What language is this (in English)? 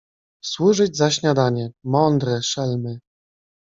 Polish